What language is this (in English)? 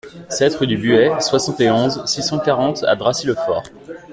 French